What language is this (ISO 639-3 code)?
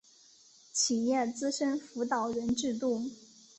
zho